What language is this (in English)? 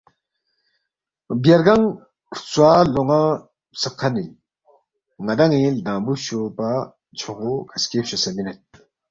Balti